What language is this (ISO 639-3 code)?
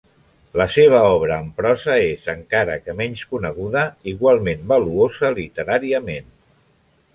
cat